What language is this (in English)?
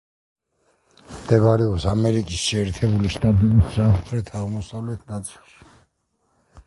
Georgian